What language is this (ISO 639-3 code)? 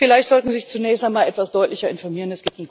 deu